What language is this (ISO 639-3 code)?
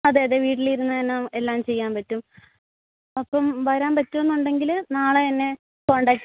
mal